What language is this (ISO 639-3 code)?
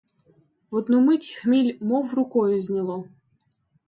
ukr